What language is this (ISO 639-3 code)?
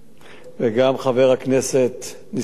heb